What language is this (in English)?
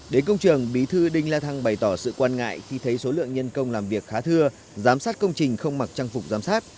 Vietnamese